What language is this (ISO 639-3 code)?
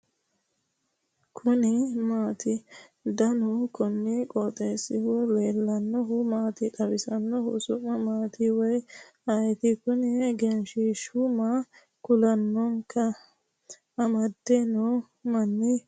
sid